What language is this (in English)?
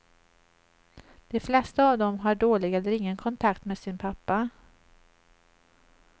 Swedish